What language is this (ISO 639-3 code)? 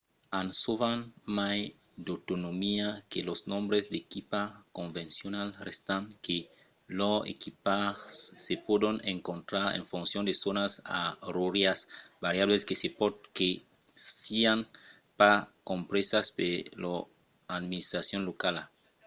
oci